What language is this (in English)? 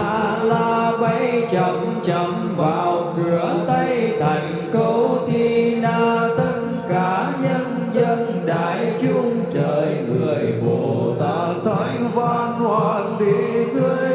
Vietnamese